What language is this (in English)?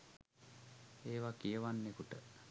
Sinhala